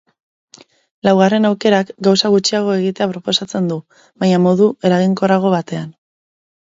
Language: Basque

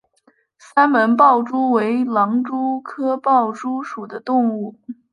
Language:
Chinese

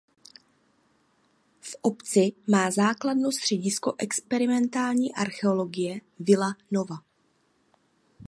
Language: Czech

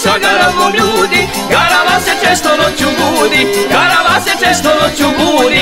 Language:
Romanian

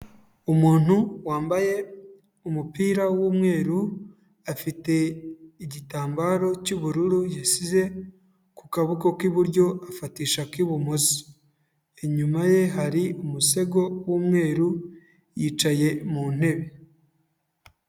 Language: Kinyarwanda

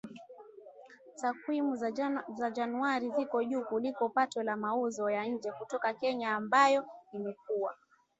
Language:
Swahili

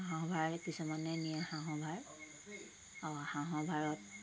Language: Assamese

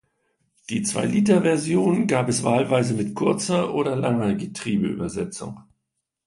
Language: German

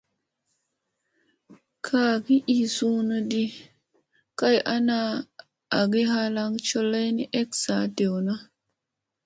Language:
Musey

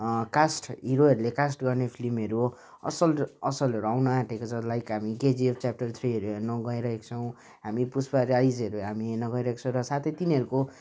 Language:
Nepali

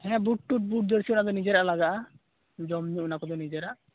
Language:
Santali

